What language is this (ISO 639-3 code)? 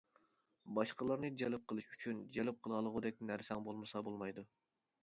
uig